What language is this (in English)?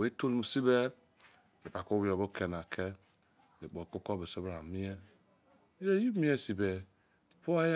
Izon